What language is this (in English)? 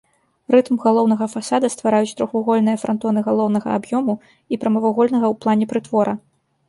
Belarusian